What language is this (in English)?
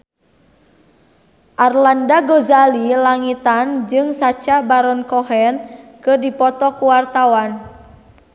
Sundanese